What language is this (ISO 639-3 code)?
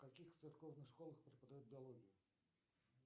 rus